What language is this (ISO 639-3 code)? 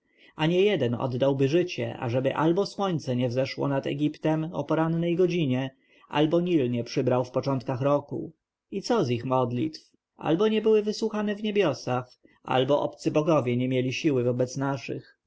pol